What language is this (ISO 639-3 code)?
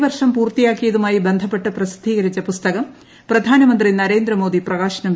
mal